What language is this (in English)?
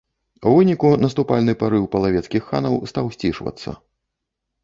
Belarusian